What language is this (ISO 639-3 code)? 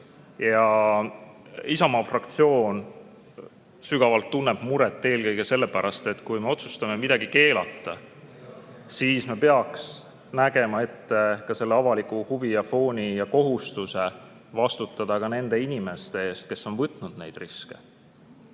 est